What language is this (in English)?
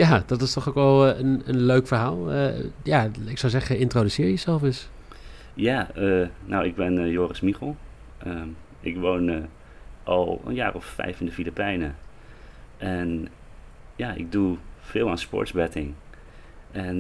Dutch